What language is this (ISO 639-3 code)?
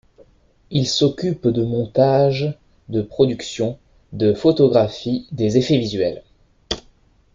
fra